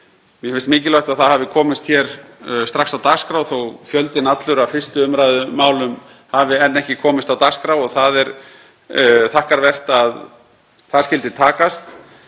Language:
Icelandic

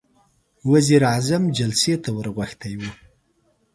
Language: Pashto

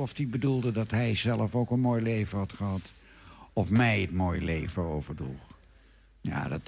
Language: Dutch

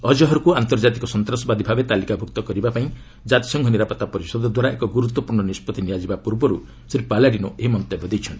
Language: Odia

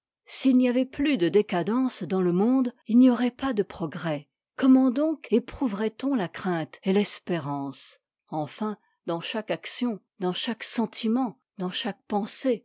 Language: French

